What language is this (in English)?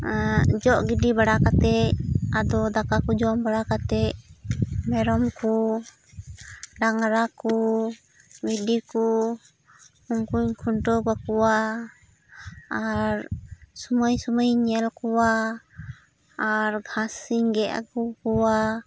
Santali